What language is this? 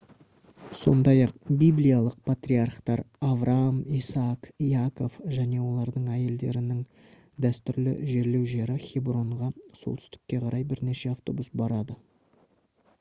Kazakh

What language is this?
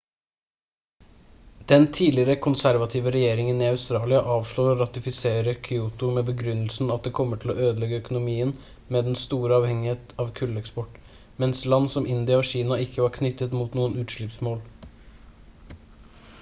Norwegian Bokmål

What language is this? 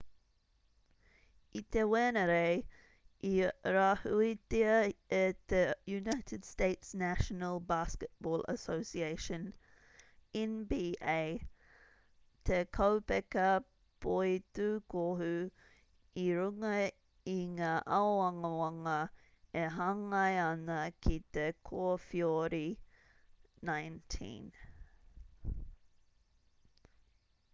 Māori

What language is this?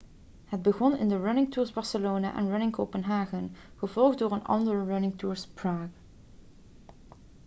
Dutch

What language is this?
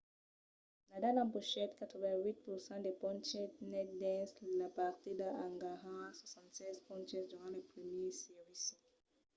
Occitan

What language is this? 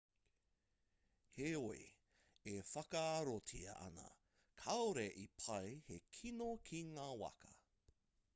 Māori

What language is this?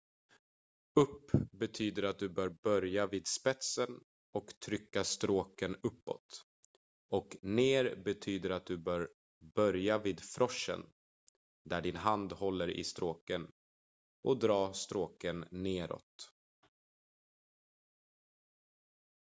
Swedish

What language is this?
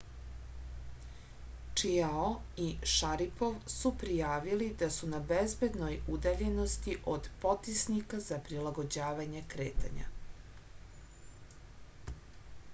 Serbian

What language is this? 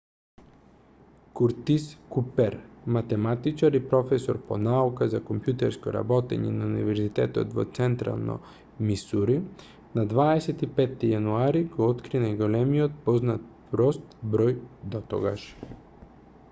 Macedonian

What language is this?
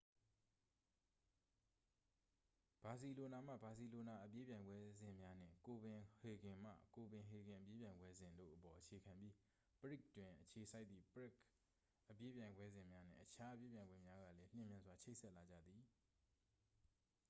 Burmese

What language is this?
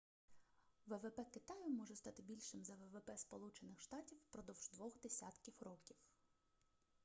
Ukrainian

